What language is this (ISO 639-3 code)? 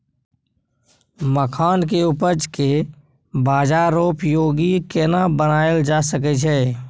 mai